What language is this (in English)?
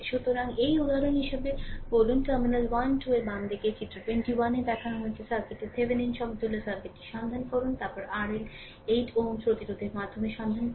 Bangla